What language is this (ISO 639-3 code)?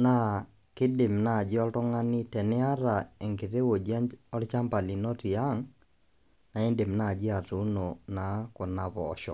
mas